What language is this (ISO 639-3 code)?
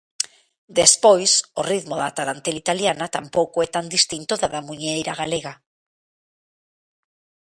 glg